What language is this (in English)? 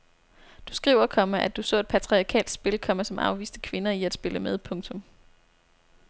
Danish